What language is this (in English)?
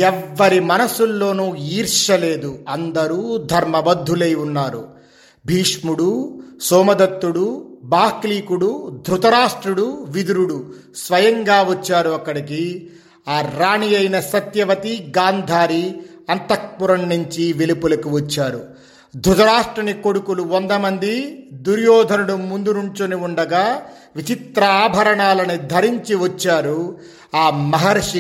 Telugu